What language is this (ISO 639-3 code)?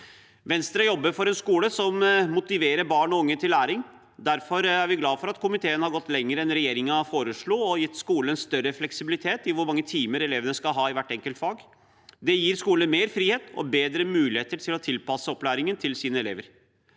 nor